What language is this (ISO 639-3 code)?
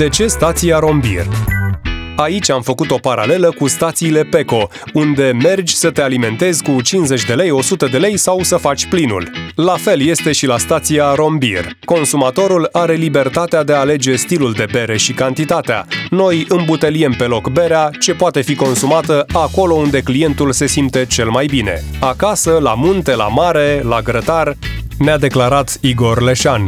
ron